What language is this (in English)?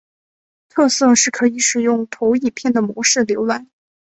Chinese